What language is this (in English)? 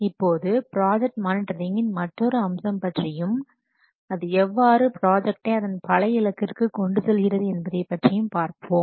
Tamil